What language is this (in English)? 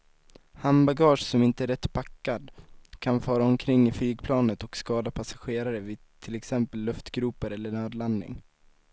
Swedish